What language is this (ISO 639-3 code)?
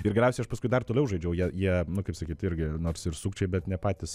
lit